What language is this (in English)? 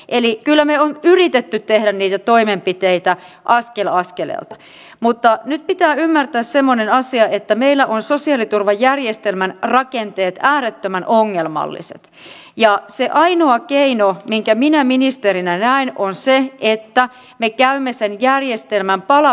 Finnish